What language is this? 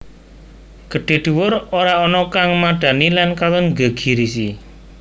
Javanese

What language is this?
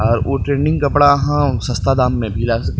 Maithili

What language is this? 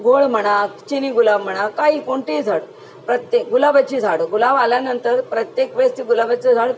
Marathi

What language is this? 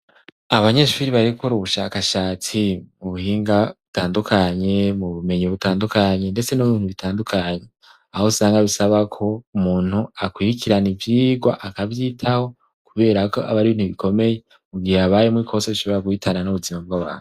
Rundi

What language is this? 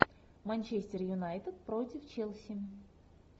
Russian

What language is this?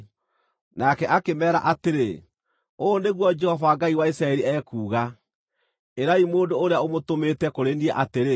Kikuyu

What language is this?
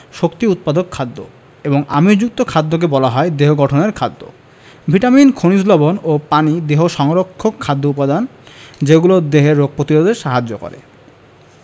Bangla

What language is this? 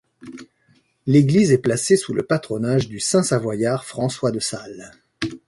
French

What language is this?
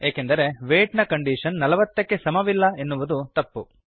Kannada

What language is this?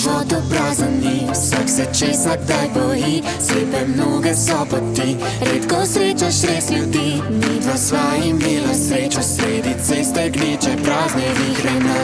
Slovenian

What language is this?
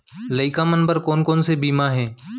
Chhattisgarhi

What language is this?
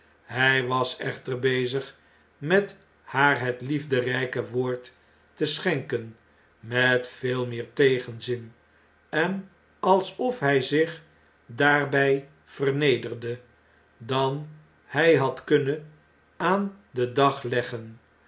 Dutch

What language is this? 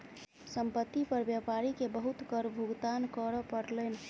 Maithili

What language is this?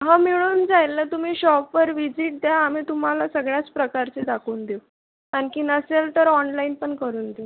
Marathi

